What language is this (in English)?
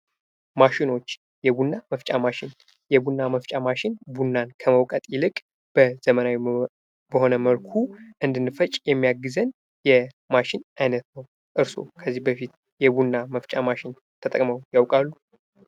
Amharic